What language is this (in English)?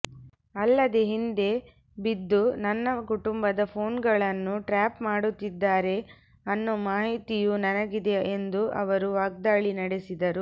Kannada